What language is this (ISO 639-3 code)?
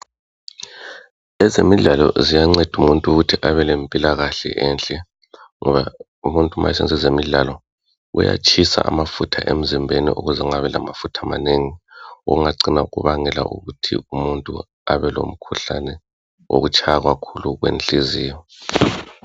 nde